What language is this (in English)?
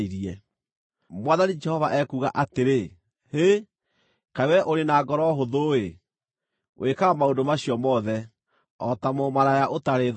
Kikuyu